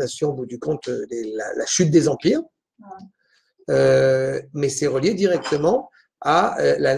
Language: French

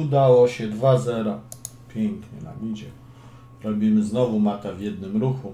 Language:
Polish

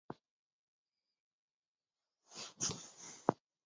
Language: Bafut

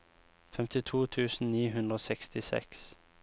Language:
Norwegian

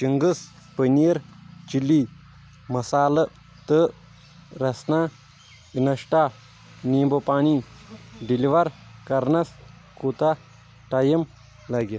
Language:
Kashmiri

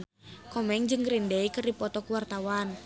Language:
Sundanese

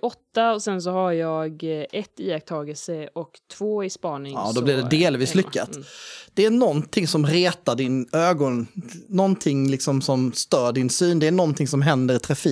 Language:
Swedish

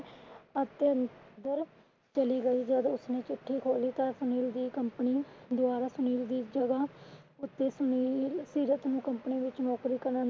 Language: Punjabi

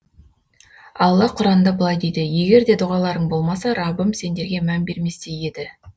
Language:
Kazakh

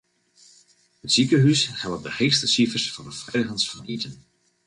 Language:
Western Frisian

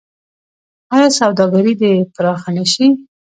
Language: Pashto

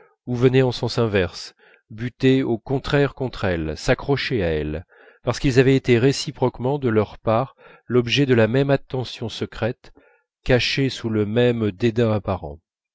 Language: French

